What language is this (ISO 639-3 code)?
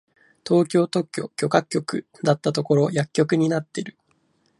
jpn